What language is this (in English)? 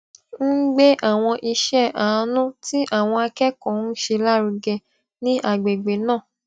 Yoruba